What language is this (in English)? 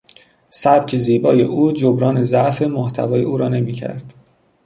Persian